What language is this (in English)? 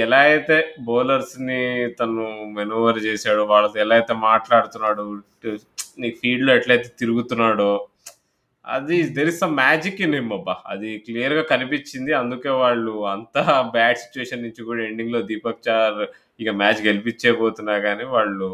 Telugu